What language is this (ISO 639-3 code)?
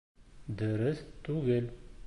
bak